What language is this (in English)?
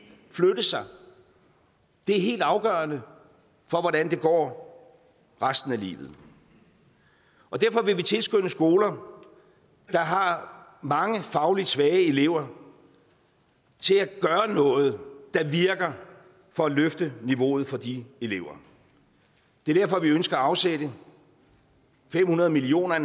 Danish